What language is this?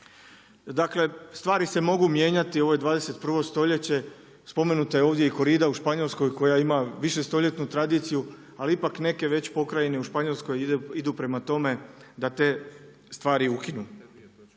Croatian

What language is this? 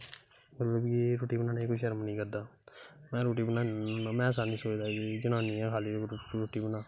Dogri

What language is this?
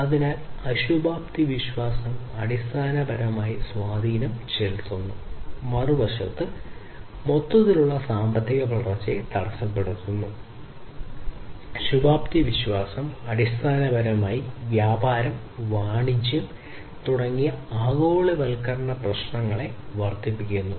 Malayalam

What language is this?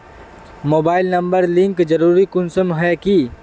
Magahi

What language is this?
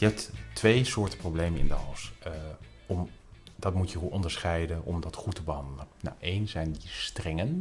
Dutch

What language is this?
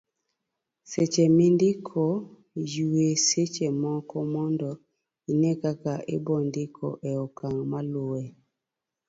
Luo (Kenya and Tanzania)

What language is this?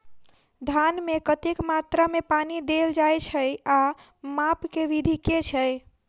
Maithili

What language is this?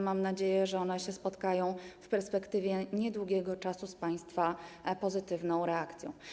Polish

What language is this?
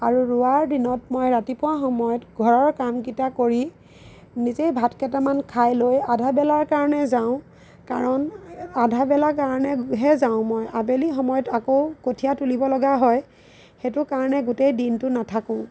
Assamese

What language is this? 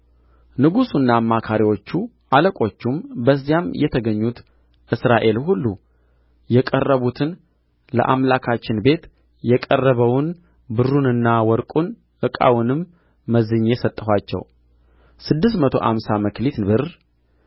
Amharic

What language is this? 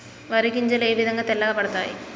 Telugu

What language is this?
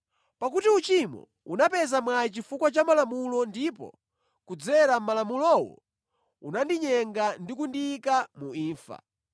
Nyanja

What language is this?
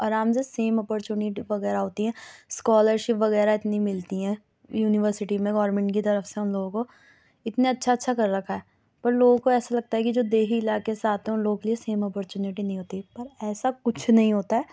Urdu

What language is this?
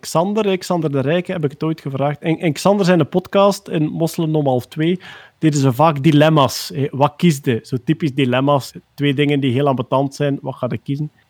Dutch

